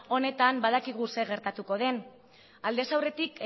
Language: Basque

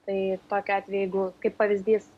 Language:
Lithuanian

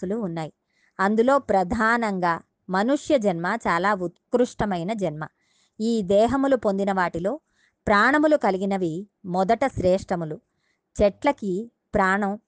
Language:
Telugu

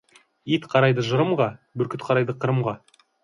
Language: Kazakh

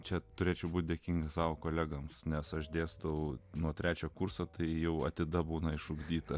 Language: Lithuanian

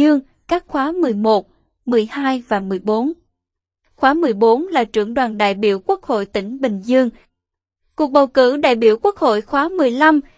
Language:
Vietnamese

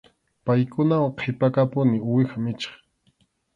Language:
Arequipa-La Unión Quechua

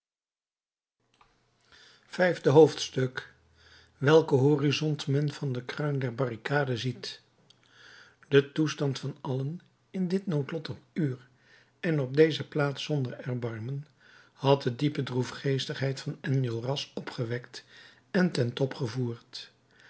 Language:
Dutch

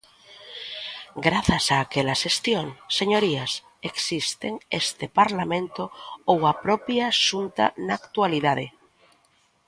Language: Galician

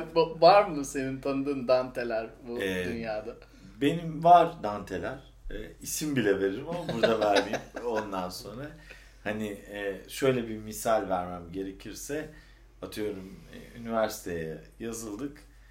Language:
Turkish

